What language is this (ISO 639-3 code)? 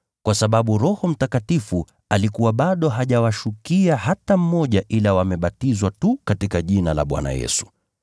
swa